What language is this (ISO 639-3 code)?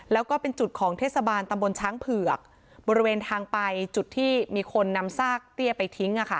tha